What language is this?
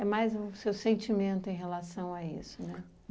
Portuguese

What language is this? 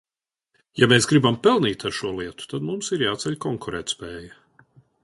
Latvian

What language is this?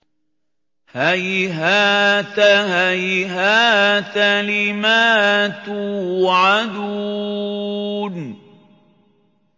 Arabic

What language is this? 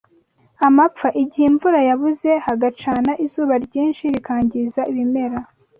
Kinyarwanda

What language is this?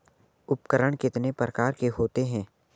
Hindi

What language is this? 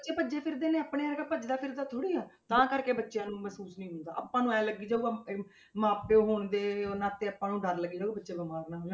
Punjabi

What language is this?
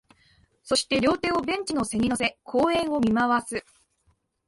Japanese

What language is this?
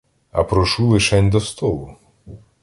Ukrainian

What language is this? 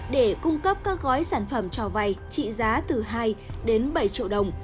Vietnamese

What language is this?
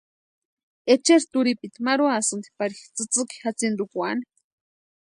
Western Highland Purepecha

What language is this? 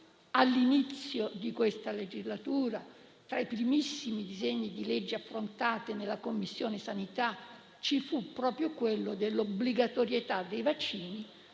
Italian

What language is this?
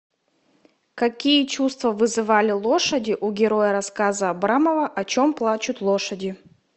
Russian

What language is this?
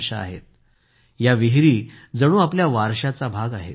Marathi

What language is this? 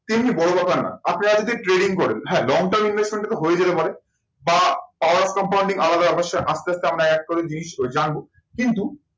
Bangla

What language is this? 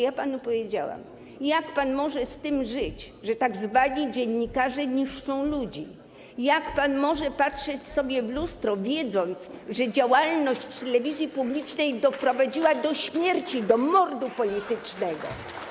Polish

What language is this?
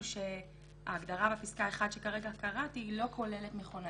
Hebrew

